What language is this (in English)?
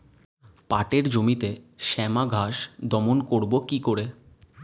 Bangla